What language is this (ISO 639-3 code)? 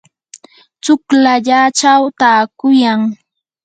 qur